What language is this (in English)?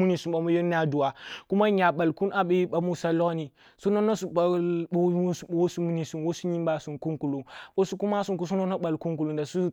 Kulung (Nigeria)